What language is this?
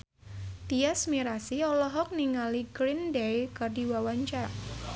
Sundanese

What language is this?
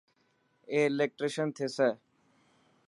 Dhatki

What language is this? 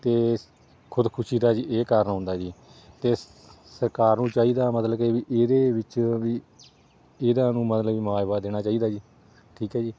Punjabi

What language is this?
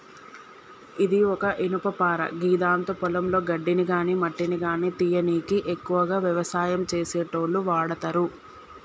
Telugu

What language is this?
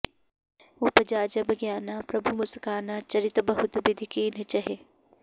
Sanskrit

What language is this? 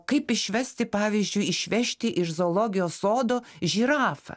Lithuanian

